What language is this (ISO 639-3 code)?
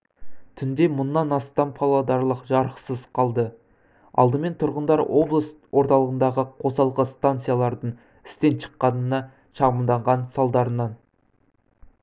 kaz